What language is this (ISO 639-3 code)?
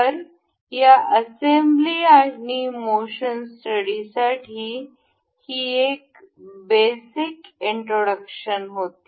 mar